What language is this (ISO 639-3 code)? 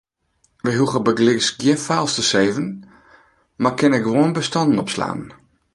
fry